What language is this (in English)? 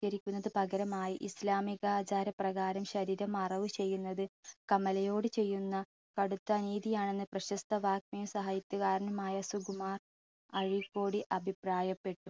Malayalam